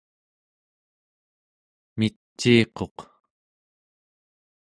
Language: Central Yupik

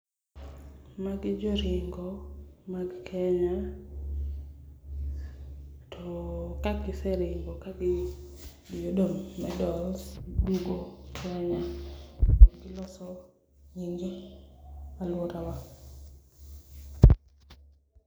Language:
Luo (Kenya and Tanzania)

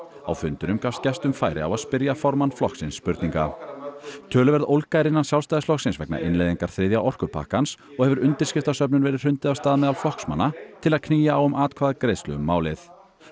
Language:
Icelandic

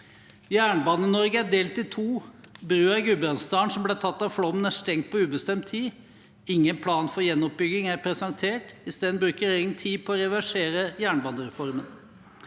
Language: Norwegian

